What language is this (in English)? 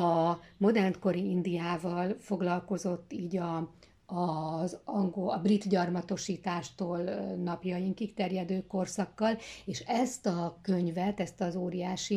Hungarian